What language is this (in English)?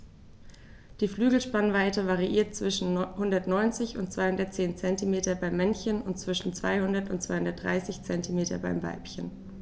German